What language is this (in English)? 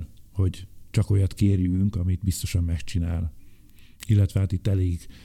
Hungarian